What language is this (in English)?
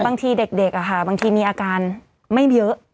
Thai